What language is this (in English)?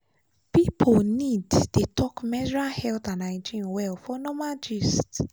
Nigerian Pidgin